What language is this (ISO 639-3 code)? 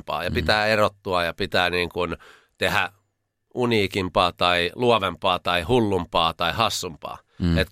fin